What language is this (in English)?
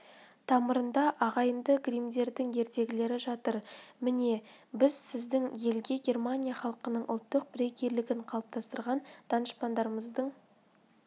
Kazakh